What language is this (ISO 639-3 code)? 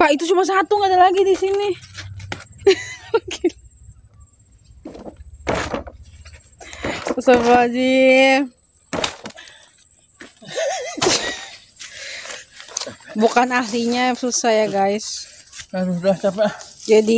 ind